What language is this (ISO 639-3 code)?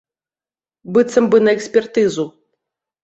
bel